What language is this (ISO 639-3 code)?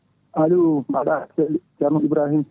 ful